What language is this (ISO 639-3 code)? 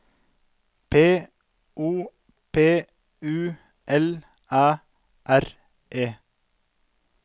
nor